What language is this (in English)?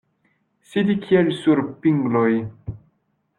Esperanto